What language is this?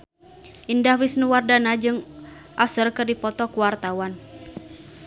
Sundanese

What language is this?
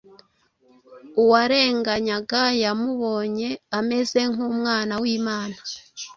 Kinyarwanda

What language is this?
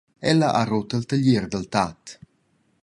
Romansh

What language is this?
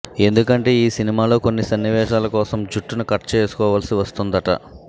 Telugu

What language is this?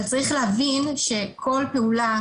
Hebrew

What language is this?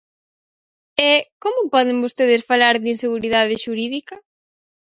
Galician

